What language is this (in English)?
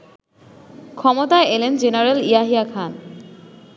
Bangla